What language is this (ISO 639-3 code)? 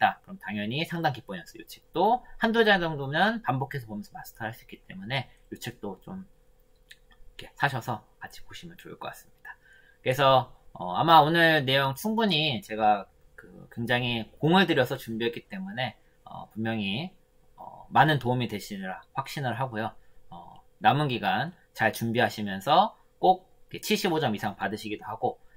kor